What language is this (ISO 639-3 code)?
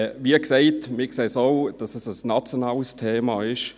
gsw